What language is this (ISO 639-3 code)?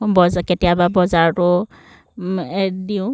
asm